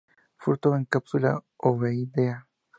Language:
Spanish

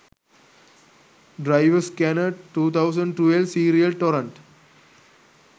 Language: Sinhala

